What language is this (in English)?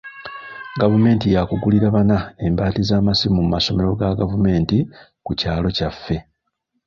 Ganda